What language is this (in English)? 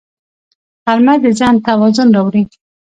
Pashto